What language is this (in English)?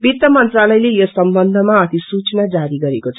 Nepali